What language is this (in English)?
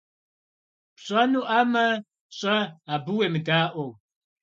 Kabardian